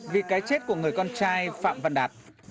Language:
Vietnamese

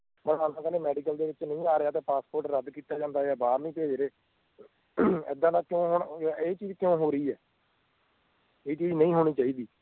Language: Punjabi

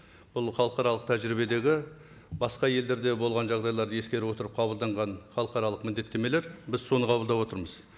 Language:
Kazakh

